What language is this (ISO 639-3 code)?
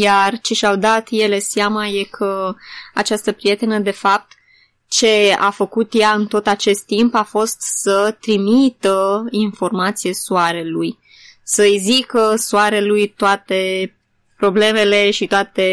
ron